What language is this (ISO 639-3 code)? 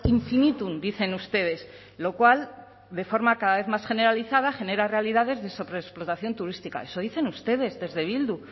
spa